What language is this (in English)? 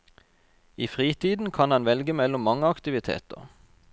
Norwegian